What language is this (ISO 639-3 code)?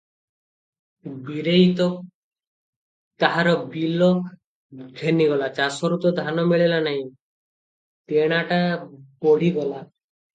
ori